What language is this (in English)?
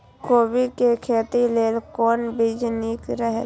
Maithili